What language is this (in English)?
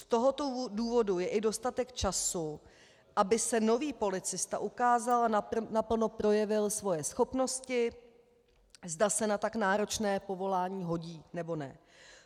Czech